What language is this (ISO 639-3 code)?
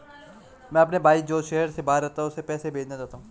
hin